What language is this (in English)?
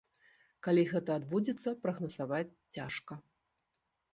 Belarusian